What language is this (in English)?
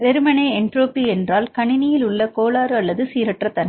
Tamil